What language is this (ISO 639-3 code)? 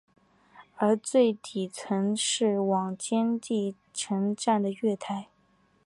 zho